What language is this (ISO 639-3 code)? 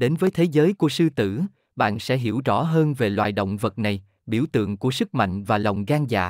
vie